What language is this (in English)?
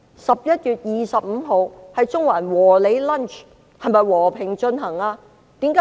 Cantonese